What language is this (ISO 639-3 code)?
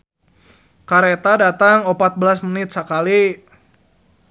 sun